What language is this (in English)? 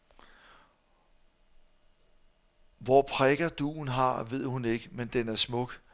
Danish